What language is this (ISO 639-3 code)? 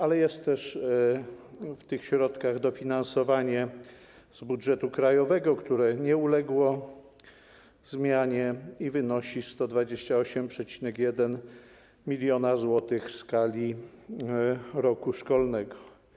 pol